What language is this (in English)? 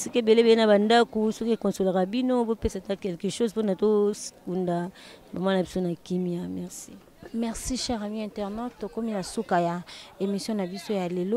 French